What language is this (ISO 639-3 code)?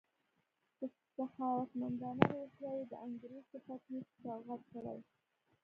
pus